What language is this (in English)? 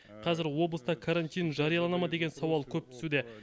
Kazakh